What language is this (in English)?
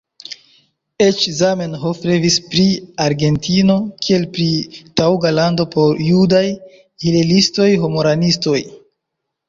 Esperanto